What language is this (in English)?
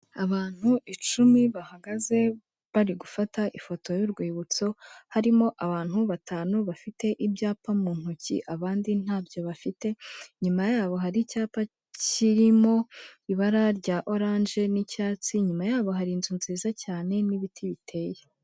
Kinyarwanda